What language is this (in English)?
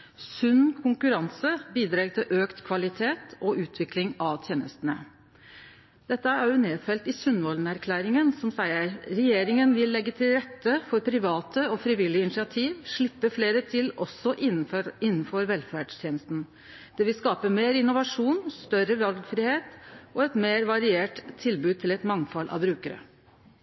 Norwegian Nynorsk